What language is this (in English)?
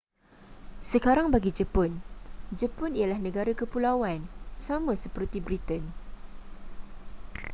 Malay